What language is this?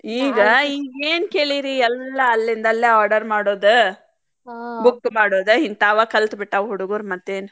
Kannada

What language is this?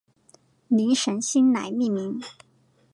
Chinese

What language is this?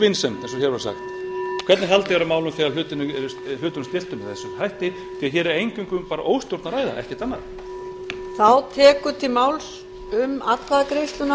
Icelandic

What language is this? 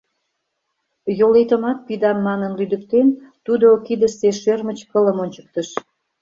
Mari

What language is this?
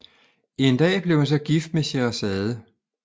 Danish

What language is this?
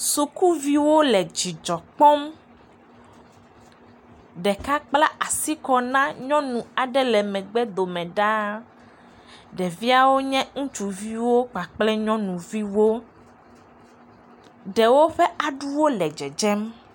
Ewe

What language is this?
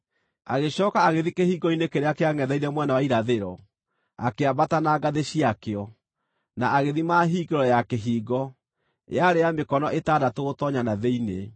Kikuyu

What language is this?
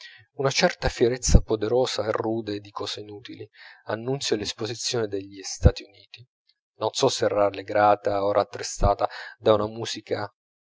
Italian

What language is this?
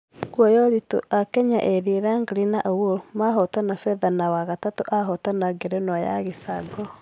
Kikuyu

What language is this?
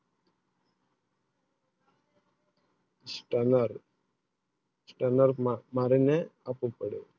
Gujarati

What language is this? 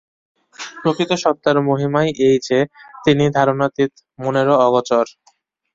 Bangla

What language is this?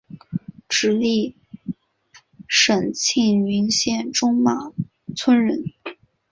Chinese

